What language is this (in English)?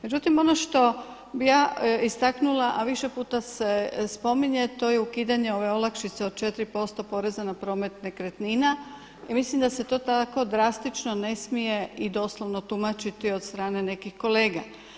Croatian